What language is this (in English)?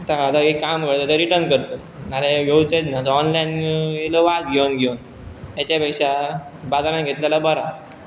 Konkani